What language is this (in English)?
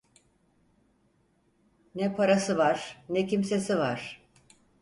Turkish